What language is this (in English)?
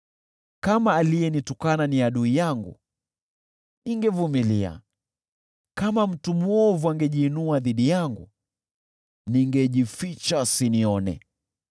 Swahili